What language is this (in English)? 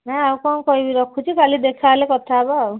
Odia